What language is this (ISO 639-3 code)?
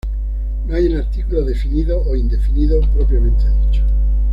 spa